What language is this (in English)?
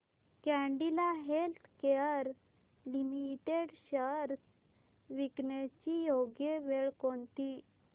Marathi